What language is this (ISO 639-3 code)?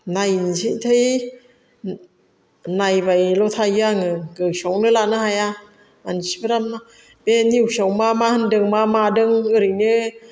brx